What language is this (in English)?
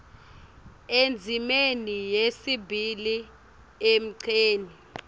Swati